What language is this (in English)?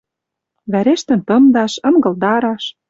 Western Mari